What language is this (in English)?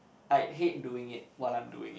English